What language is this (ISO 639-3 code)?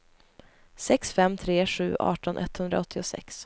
swe